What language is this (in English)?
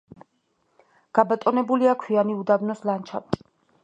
Georgian